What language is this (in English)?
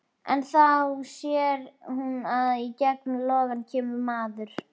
Icelandic